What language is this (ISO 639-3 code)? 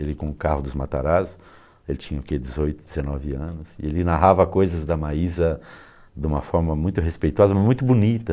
por